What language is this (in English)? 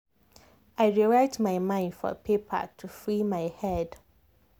Nigerian Pidgin